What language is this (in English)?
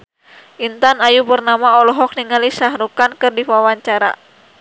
Sundanese